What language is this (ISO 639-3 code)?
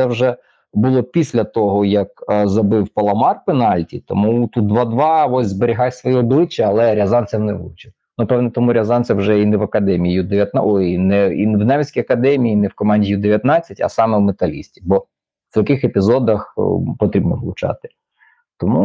ukr